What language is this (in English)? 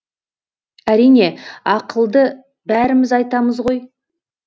Kazakh